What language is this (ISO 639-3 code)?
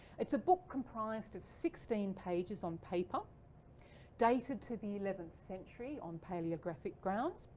eng